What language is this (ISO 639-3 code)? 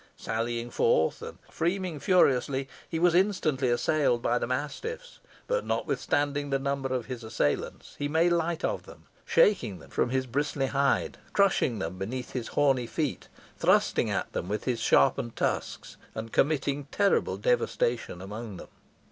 eng